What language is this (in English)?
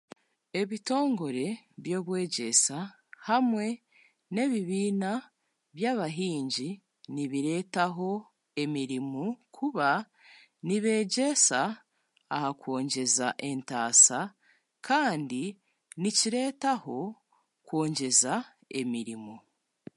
Chiga